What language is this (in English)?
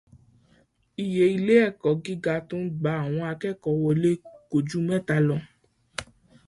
Yoruba